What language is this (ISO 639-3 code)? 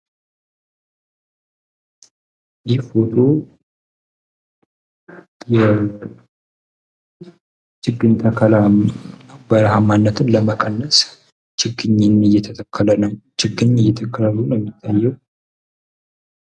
amh